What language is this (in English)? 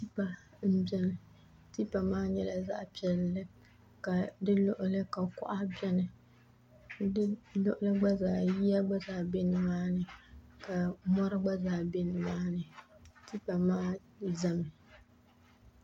Dagbani